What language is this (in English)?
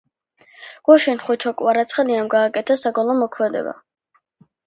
Georgian